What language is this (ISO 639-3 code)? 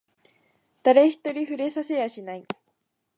jpn